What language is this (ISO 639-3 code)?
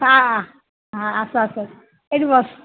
ori